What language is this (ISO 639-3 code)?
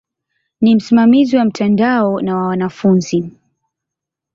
swa